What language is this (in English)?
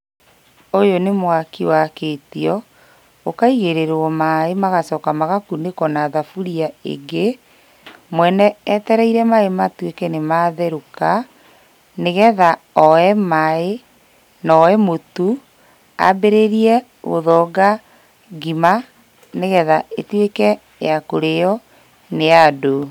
Kikuyu